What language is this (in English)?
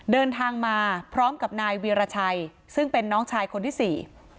Thai